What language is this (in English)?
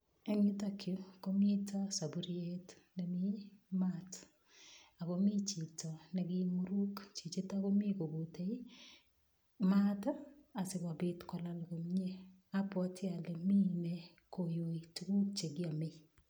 Kalenjin